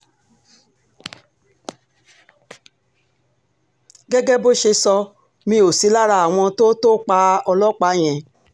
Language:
Yoruba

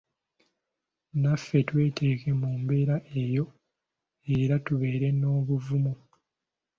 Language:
Ganda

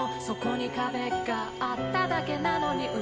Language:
Japanese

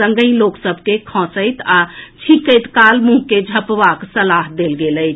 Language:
Maithili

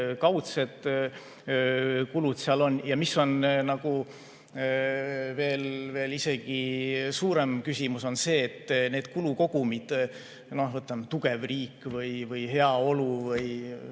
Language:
Estonian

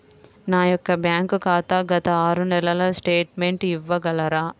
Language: Telugu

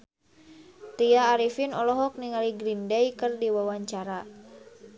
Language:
Sundanese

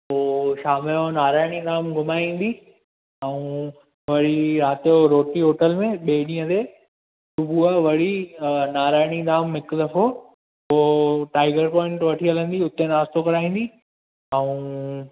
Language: Sindhi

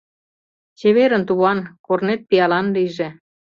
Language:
Mari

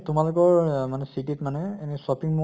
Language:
Assamese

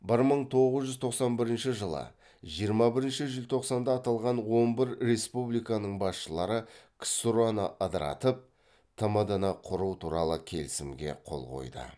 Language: Kazakh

